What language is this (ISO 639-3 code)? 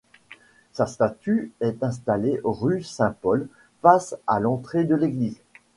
fra